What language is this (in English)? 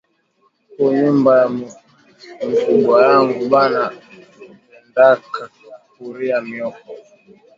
Swahili